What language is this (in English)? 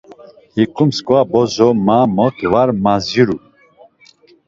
Laz